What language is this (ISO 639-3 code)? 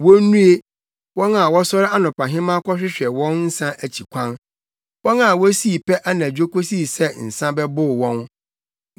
aka